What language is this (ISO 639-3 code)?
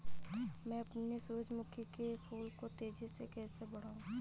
hin